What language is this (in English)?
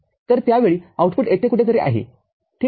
Marathi